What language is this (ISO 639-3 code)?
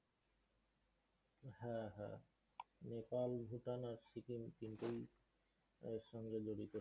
ben